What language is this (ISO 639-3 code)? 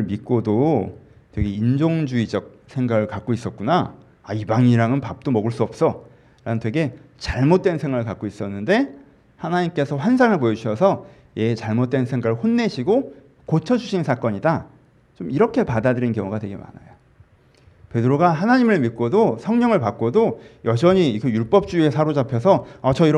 kor